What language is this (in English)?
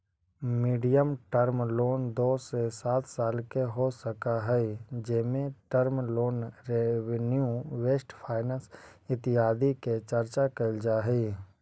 Magahi